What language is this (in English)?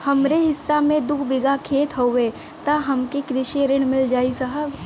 Bhojpuri